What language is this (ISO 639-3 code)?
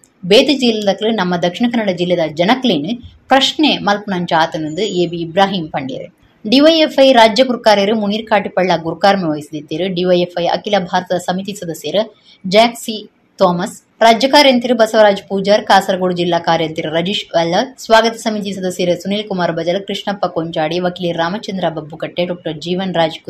kan